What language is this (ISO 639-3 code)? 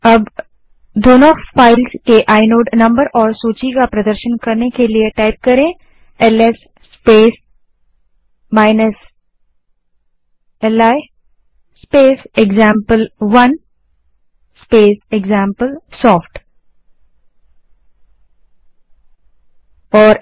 hin